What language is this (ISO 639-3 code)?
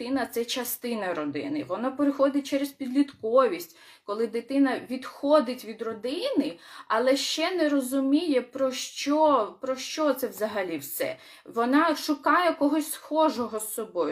ukr